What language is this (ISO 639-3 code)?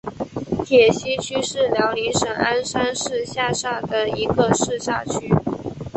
zho